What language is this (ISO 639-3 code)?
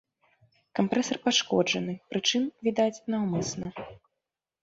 bel